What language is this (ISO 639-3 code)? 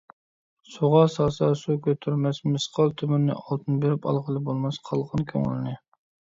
uig